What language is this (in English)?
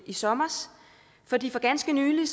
Danish